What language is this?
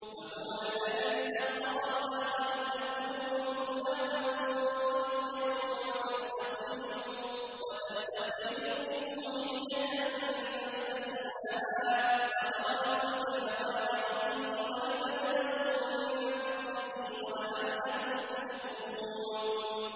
Arabic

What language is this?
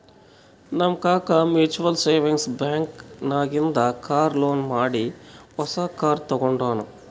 Kannada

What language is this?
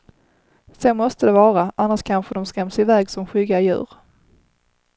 Swedish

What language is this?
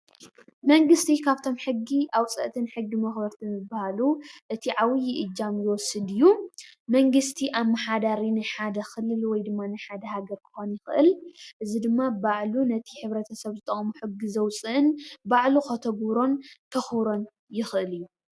Tigrinya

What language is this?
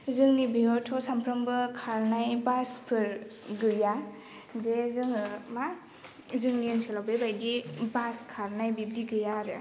Bodo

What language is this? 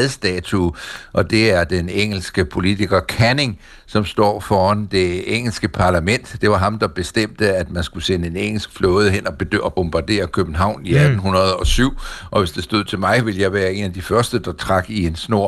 Danish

